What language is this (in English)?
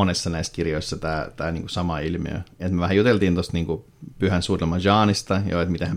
Finnish